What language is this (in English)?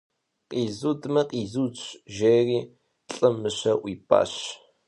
Kabardian